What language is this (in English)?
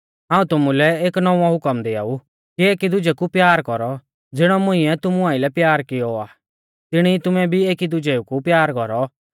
Mahasu Pahari